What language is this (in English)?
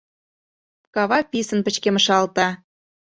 Mari